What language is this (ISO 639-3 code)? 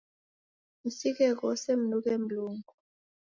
dav